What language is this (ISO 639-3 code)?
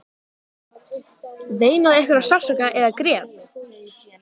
isl